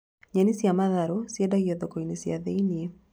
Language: Kikuyu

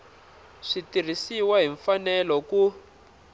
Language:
Tsonga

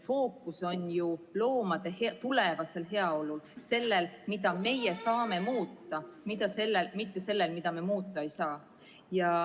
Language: Estonian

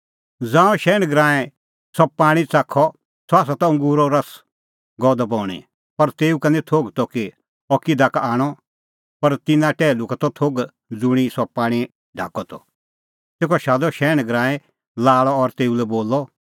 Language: Kullu Pahari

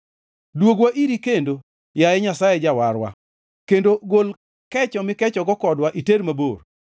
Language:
Luo (Kenya and Tanzania)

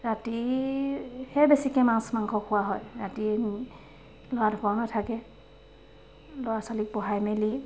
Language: Assamese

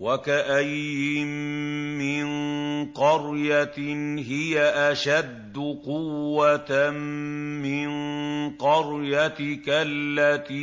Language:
Arabic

